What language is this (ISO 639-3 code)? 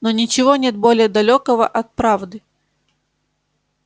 rus